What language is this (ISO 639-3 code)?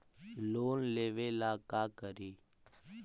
mag